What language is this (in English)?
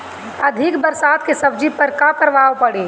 Bhojpuri